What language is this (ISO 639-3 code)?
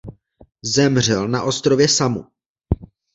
ces